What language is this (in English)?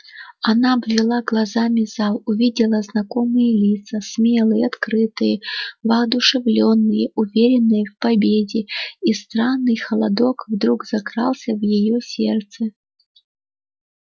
Russian